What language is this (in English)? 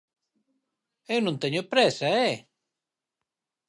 Galician